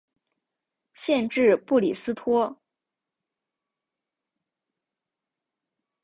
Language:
Chinese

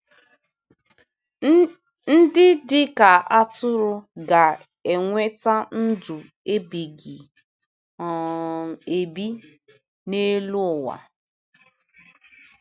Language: Igbo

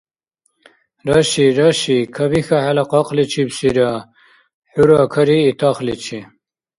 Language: Dargwa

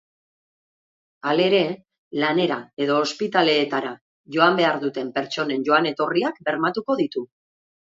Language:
Basque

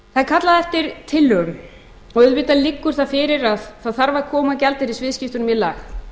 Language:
Icelandic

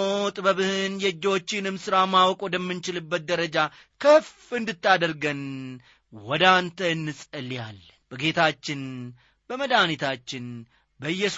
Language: Amharic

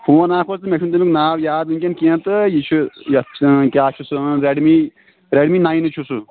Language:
Kashmiri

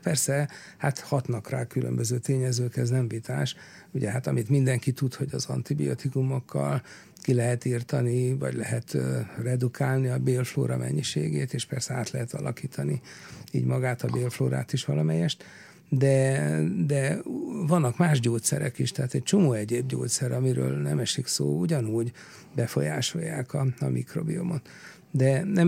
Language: Hungarian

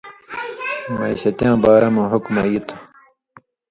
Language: Indus Kohistani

